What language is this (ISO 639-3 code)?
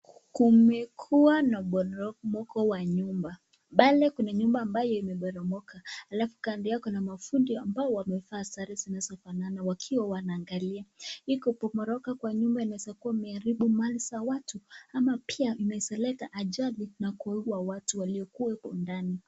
swa